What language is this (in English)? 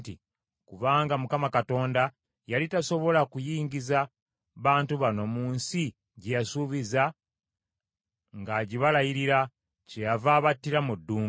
Ganda